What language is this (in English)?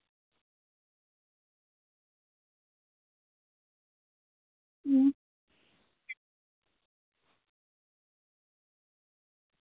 Dogri